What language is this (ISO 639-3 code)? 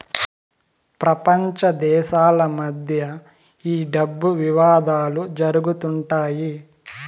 tel